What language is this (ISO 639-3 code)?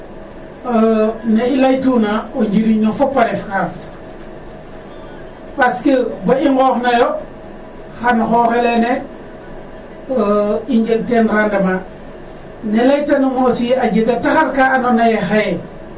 srr